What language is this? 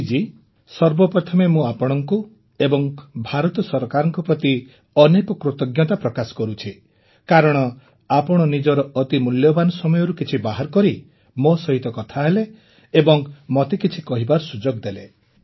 Odia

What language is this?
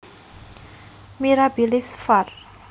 Javanese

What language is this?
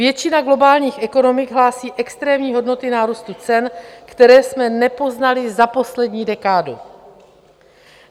Czech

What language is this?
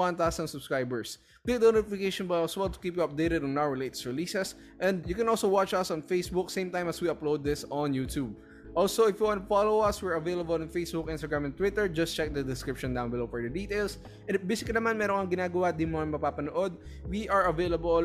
Filipino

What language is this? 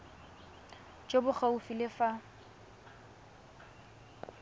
Tswana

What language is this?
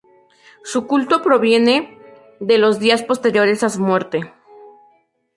Spanish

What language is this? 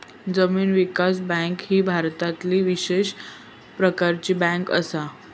Marathi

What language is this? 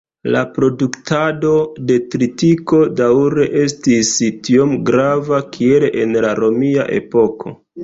Esperanto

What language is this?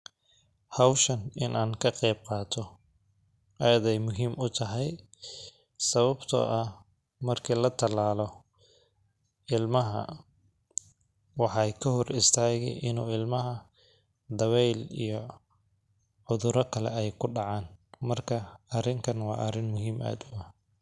Somali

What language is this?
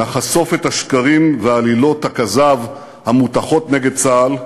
Hebrew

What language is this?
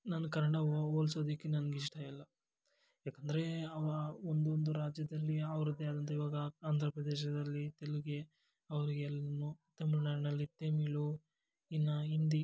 Kannada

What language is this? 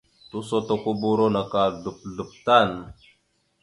Mada (Cameroon)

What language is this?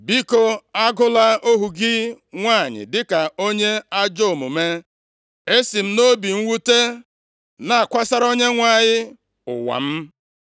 Igbo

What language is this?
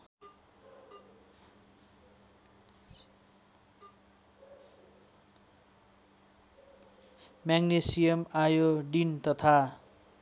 Nepali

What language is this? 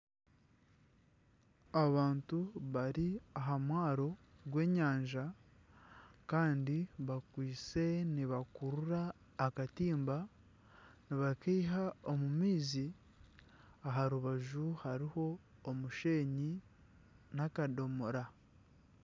Nyankole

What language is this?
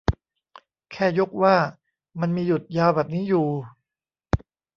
Thai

